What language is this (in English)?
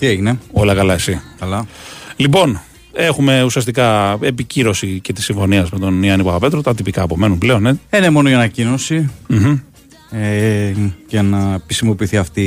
Greek